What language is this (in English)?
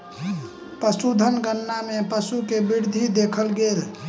Maithili